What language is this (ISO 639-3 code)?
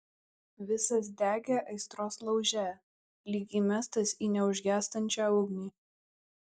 lit